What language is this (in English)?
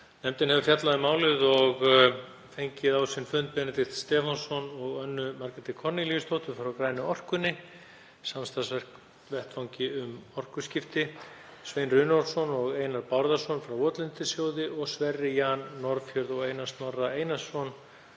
Icelandic